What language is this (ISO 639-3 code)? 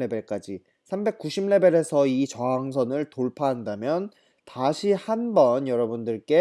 kor